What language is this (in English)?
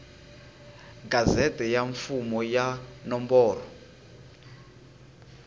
Tsonga